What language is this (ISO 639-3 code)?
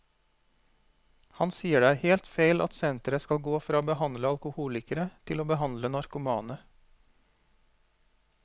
nor